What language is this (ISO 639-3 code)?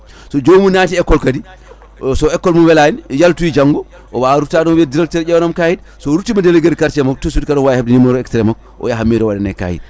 ful